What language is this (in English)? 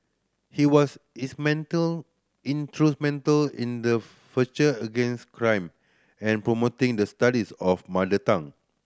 English